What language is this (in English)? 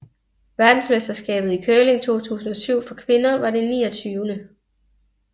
Danish